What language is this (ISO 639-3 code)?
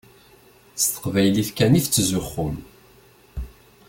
kab